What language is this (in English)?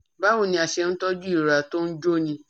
Yoruba